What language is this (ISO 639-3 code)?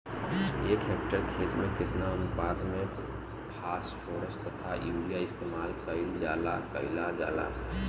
bho